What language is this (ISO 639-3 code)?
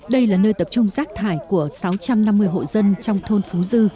vie